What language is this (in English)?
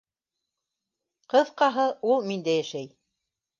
Bashkir